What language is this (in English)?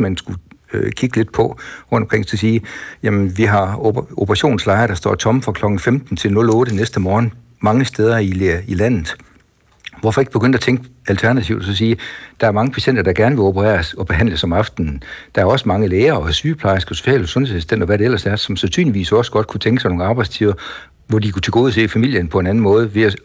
Danish